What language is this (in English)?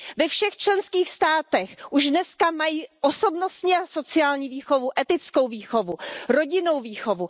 Czech